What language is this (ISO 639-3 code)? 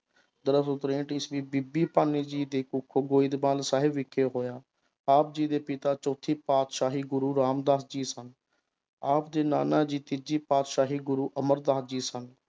pan